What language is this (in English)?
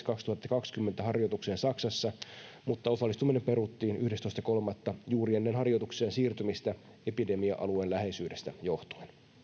Finnish